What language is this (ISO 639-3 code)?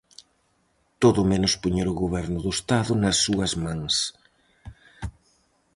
glg